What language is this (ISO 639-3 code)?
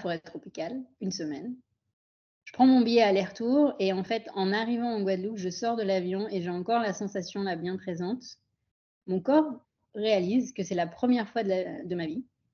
fra